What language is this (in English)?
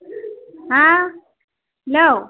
Bodo